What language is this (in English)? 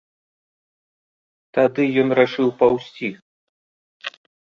Belarusian